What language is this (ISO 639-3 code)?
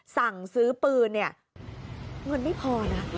tha